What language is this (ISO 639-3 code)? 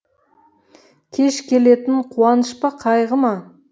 kaz